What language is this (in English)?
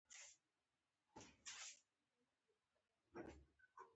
Pashto